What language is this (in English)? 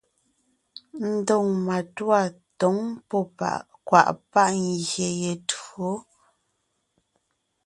Ngiemboon